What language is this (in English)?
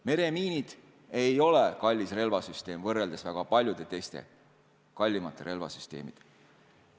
Estonian